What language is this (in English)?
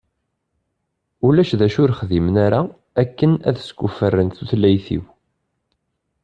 Kabyle